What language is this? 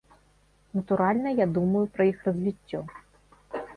Belarusian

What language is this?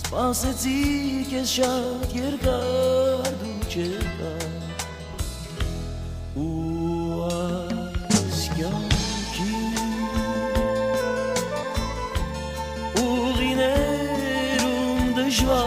Bulgarian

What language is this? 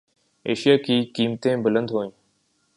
Urdu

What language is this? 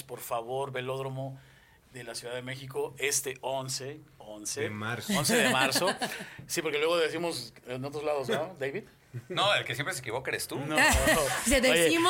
Spanish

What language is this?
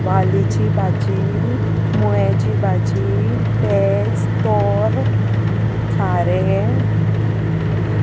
Konkani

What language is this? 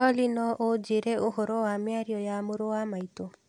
Kikuyu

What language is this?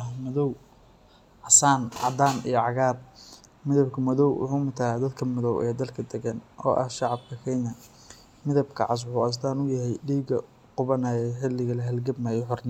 Somali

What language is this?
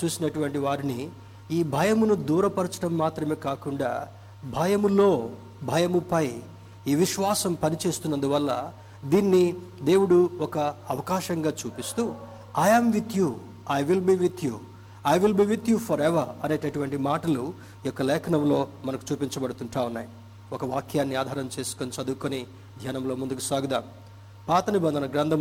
Telugu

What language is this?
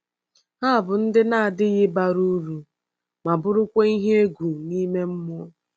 Igbo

